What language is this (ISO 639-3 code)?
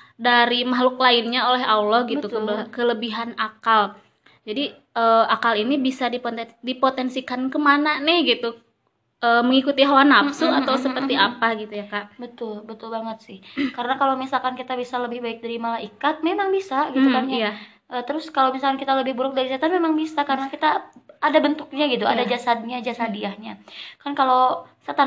ind